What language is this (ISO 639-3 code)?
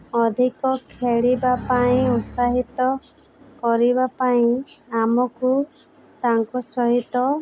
ori